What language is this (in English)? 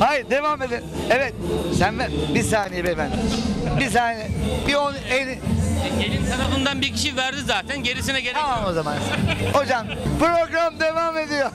Turkish